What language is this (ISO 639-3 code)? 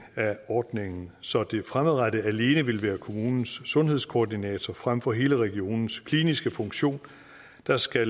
dan